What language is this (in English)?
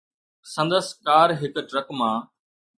Sindhi